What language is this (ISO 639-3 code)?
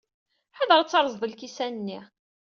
kab